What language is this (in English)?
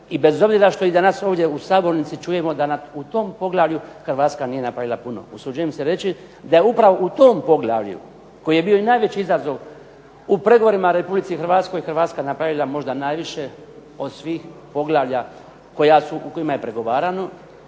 Croatian